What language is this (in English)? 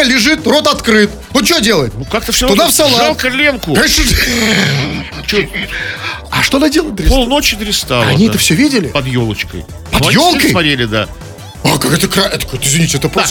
Russian